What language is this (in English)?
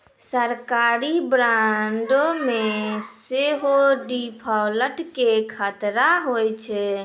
Maithili